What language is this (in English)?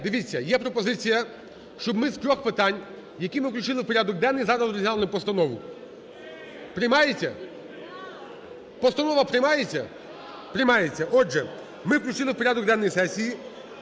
Ukrainian